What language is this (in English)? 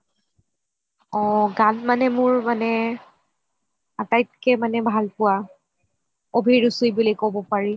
Assamese